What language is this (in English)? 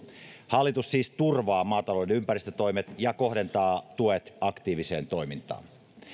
Finnish